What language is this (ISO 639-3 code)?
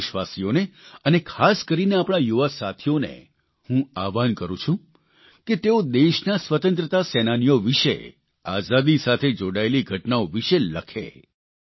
guj